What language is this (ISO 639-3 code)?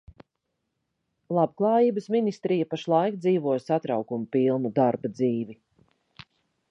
lav